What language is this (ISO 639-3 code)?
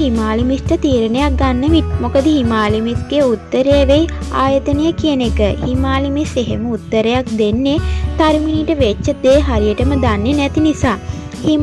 tha